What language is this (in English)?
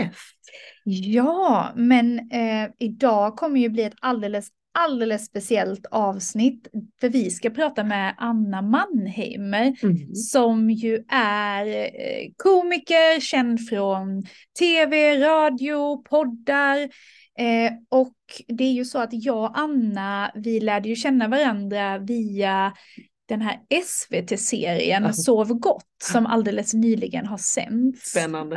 Swedish